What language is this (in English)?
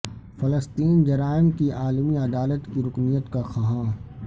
Urdu